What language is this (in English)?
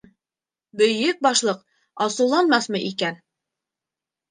Bashkir